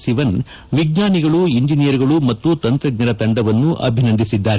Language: Kannada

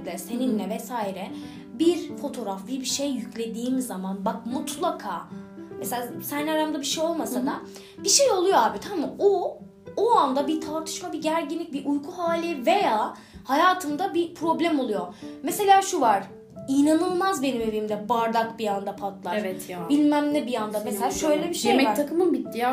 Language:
Turkish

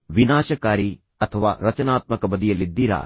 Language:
Kannada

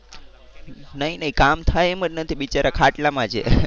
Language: Gujarati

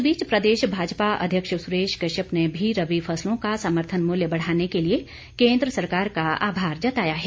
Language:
Hindi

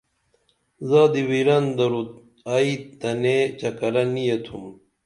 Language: Dameli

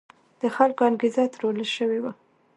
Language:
Pashto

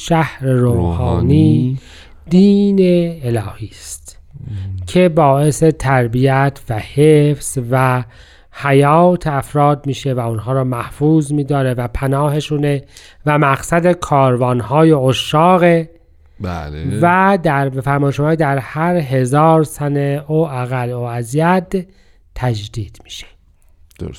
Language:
Persian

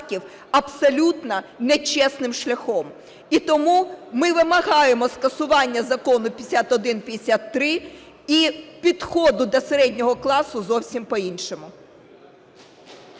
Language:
Ukrainian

